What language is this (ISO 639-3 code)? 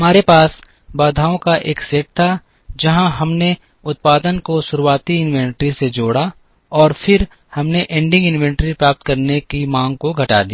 hin